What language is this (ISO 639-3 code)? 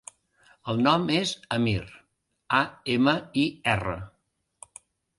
cat